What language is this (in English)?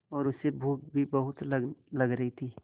Hindi